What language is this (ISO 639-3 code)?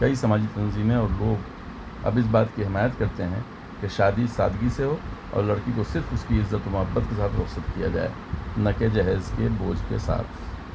urd